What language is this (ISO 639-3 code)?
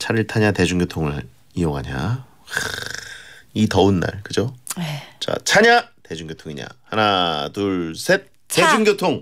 kor